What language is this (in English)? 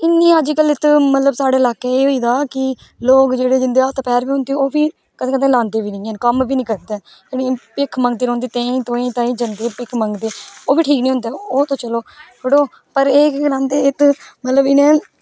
Dogri